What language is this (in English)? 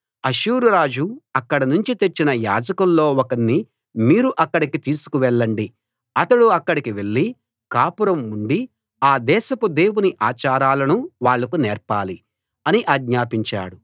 Telugu